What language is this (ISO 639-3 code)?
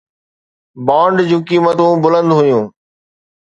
snd